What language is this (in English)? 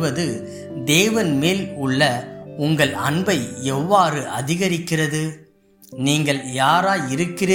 Tamil